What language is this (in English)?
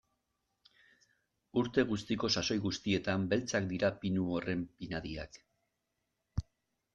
Basque